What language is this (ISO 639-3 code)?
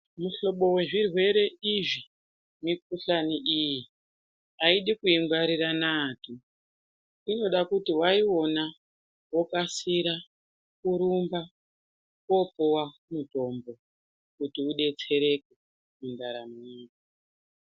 ndc